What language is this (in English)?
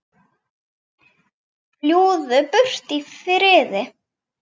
Icelandic